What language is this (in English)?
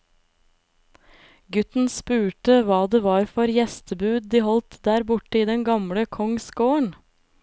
Norwegian